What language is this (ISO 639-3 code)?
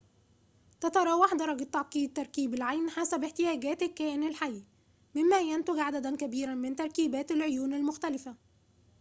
ara